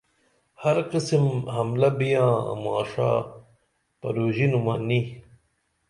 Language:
Dameli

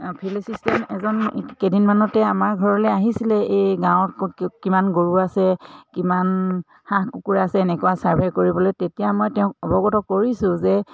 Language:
Assamese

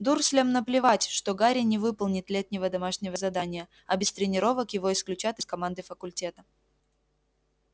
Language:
Russian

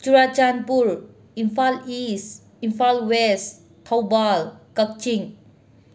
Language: Manipuri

